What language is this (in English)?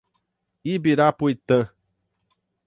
Portuguese